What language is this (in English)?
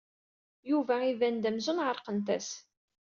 Kabyle